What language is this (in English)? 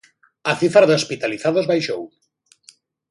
Galician